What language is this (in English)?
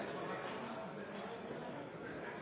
Norwegian Bokmål